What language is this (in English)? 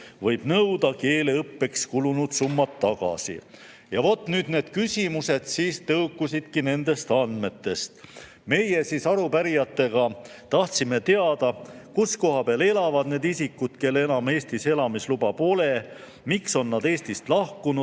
Estonian